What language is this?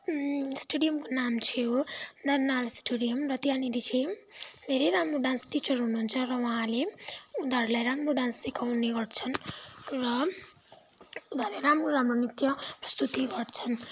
Nepali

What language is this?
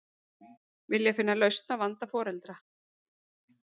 Icelandic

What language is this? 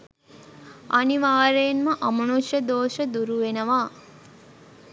Sinhala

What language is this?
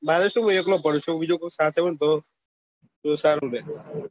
Gujarati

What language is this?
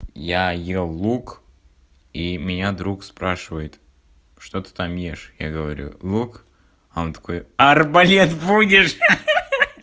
Russian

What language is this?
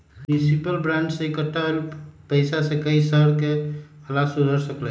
Magahi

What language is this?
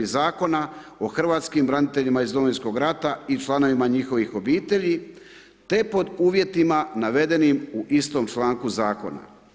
Croatian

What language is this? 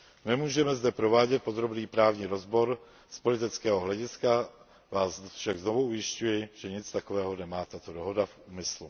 Czech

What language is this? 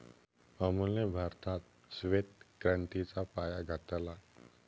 Marathi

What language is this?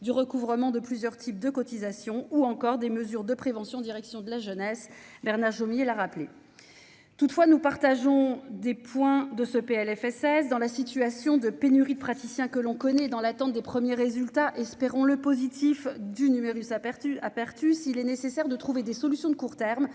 French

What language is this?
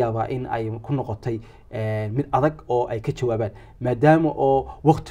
Arabic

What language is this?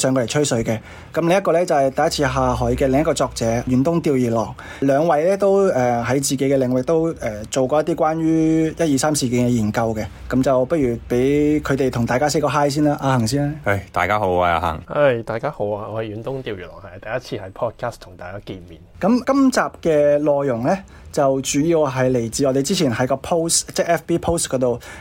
Chinese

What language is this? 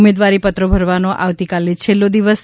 Gujarati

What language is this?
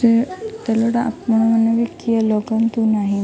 Odia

